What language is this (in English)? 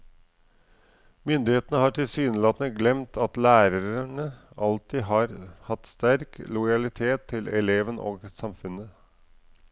Norwegian